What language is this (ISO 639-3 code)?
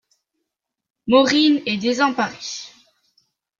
fra